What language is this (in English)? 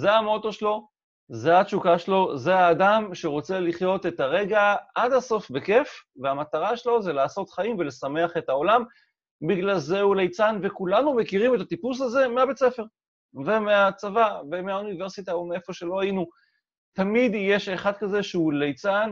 Hebrew